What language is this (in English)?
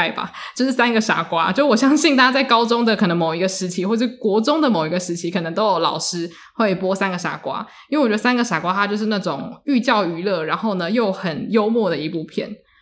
Chinese